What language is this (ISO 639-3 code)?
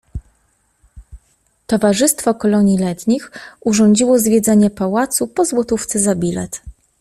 pol